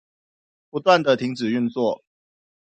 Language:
Chinese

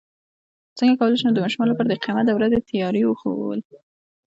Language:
Pashto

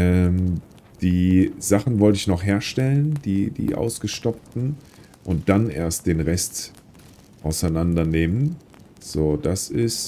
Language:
German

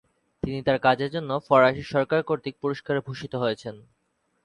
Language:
Bangla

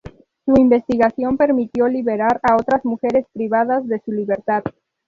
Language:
Spanish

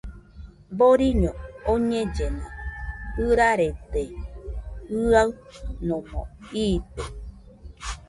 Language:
Nüpode Huitoto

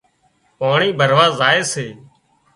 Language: Wadiyara Koli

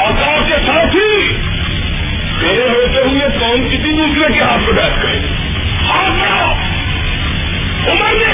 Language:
Urdu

